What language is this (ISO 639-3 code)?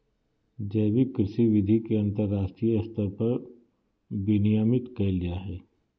mag